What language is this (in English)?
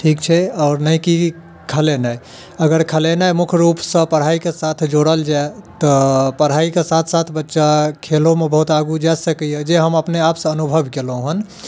Maithili